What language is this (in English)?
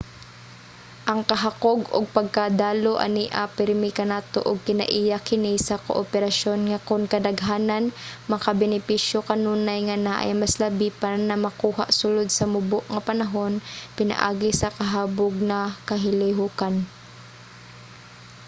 Cebuano